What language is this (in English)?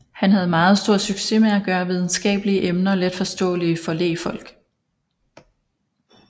Danish